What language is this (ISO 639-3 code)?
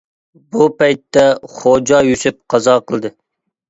uig